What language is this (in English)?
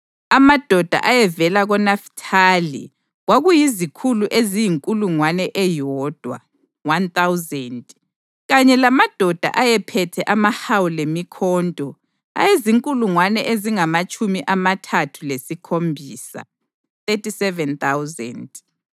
North Ndebele